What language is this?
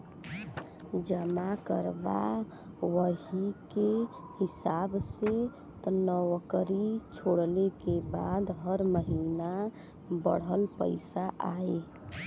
Bhojpuri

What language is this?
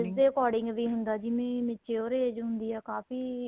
Punjabi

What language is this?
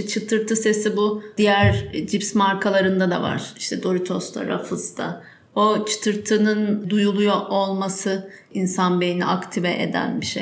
Turkish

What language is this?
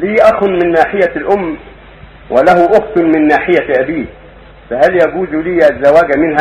Arabic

